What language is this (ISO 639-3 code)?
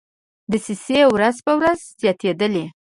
pus